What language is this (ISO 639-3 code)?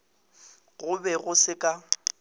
nso